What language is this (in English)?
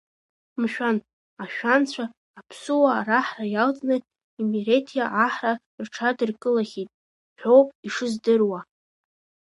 Abkhazian